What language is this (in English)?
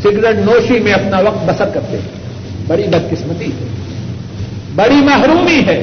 Urdu